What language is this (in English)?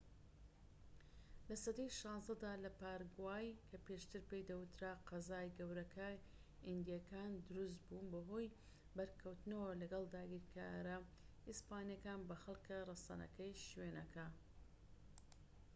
Central Kurdish